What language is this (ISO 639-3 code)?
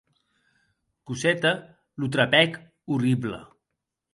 oci